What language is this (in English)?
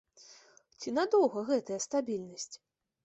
Belarusian